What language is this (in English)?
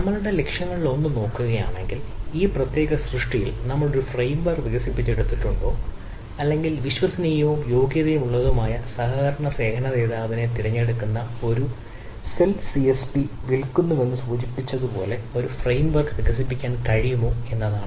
Malayalam